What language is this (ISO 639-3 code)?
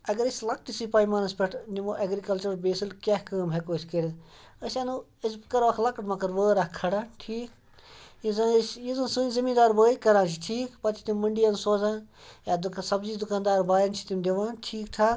kas